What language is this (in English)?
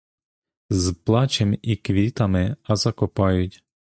Ukrainian